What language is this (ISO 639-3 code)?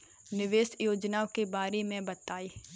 hin